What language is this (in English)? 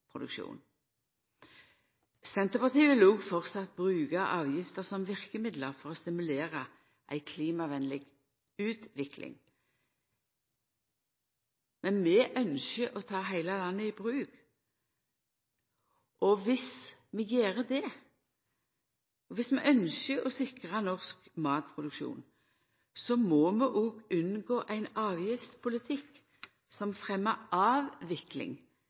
Norwegian Nynorsk